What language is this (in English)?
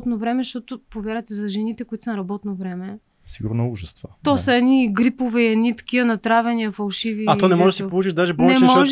Bulgarian